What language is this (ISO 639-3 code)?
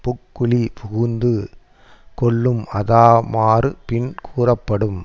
tam